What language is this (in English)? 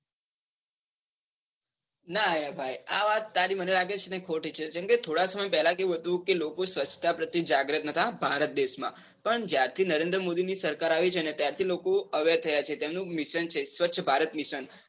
Gujarati